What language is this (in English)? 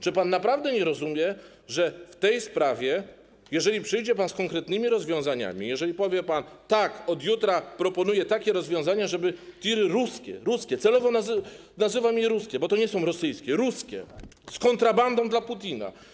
Polish